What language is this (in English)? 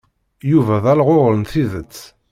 Kabyle